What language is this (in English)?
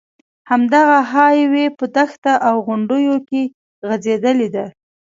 Pashto